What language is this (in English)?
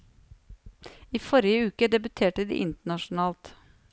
Norwegian